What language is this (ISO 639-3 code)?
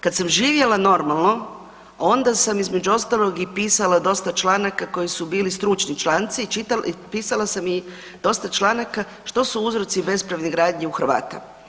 hrv